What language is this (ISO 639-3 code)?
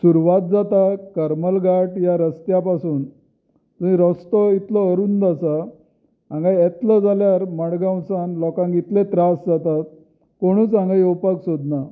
kok